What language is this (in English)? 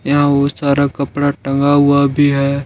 Hindi